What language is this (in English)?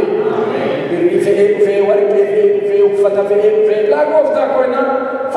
Indonesian